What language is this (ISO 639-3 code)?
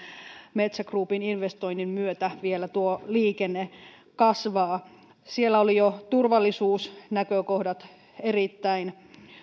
fin